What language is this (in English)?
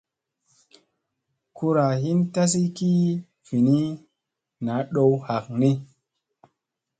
Musey